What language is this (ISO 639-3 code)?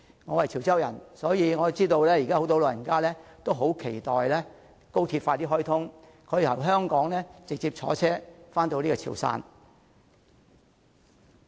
yue